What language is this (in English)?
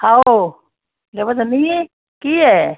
Assamese